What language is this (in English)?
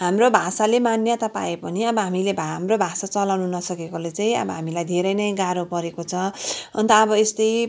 Nepali